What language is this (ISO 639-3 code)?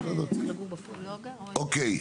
heb